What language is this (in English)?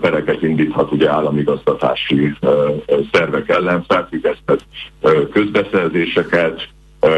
Hungarian